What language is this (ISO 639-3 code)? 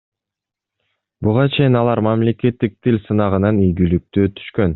kir